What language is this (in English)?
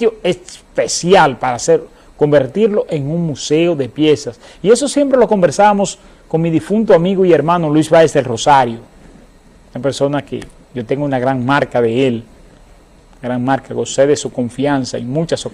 Spanish